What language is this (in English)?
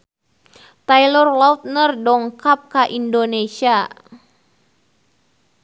Sundanese